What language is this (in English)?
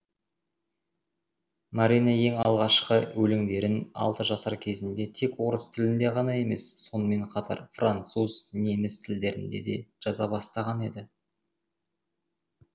Kazakh